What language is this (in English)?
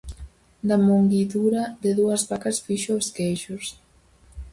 Galician